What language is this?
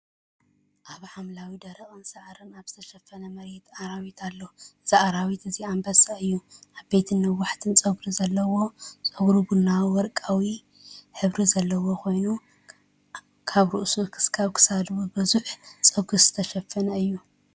Tigrinya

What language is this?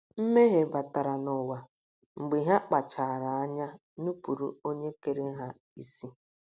Igbo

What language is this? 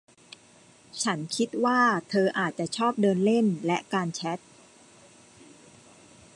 Thai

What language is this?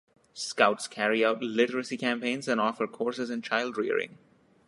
English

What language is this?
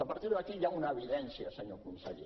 Catalan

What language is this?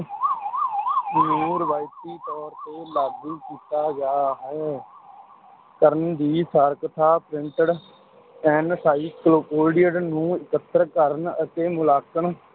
Punjabi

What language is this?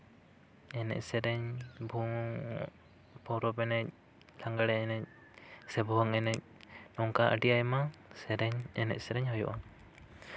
Santali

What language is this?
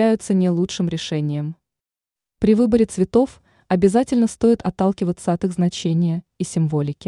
Russian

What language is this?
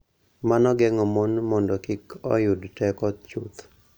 Luo (Kenya and Tanzania)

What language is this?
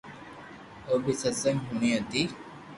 Loarki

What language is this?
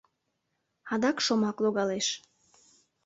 Mari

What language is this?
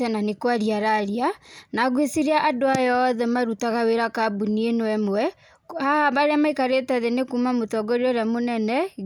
Kikuyu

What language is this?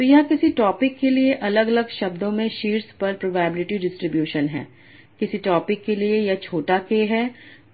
Hindi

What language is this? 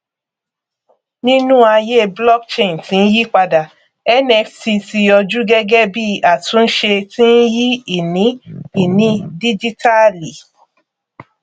Yoruba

